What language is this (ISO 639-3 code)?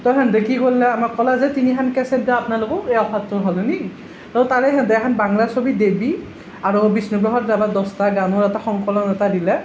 asm